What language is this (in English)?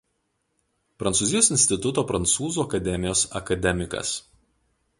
Lithuanian